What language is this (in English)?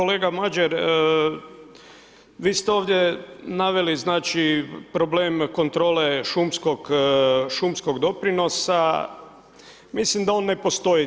Croatian